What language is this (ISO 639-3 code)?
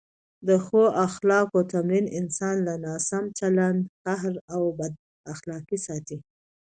pus